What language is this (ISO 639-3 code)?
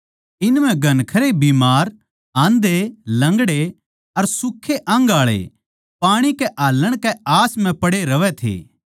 bgc